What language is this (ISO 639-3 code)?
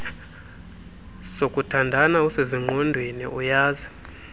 xho